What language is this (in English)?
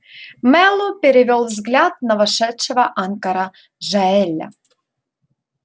Russian